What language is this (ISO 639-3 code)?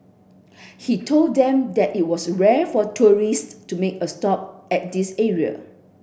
eng